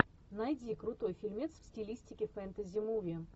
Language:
Russian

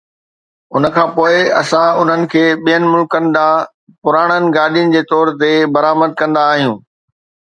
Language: Sindhi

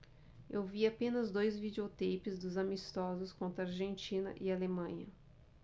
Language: Portuguese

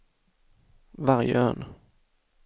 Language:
Swedish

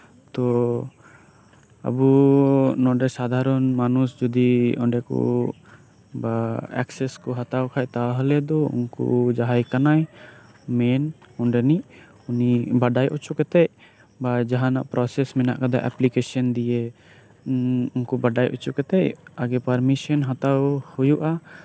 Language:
Santali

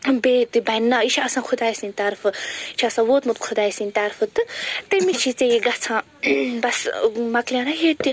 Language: Kashmiri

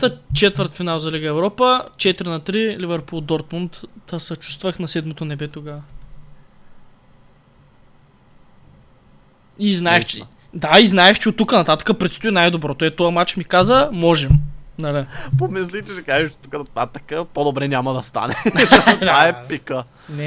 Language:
Bulgarian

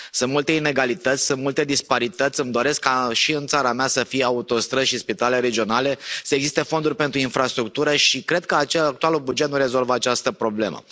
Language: Romanian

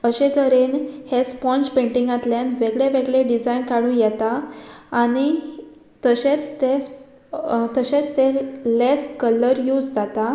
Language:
Konkani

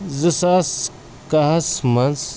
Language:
Kashmiri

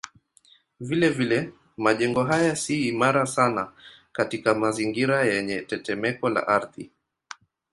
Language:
Swahili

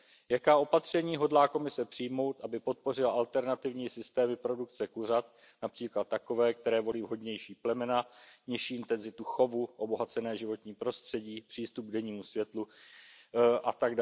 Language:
Czech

